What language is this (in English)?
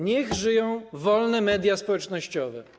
Polish